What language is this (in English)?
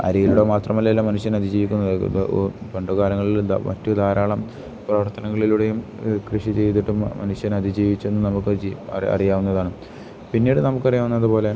Malayalam